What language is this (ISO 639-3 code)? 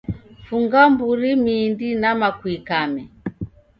dav